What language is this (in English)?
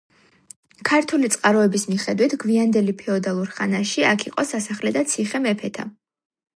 Georgian